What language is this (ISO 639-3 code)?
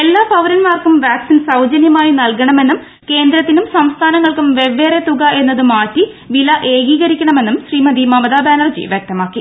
mal